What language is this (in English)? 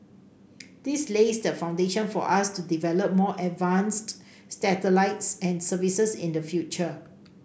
English